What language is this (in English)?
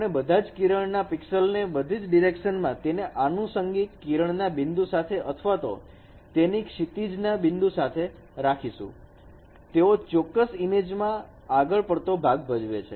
Gujarati